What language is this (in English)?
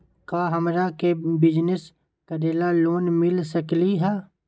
Magahi